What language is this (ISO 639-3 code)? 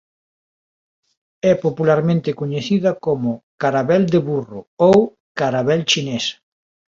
glg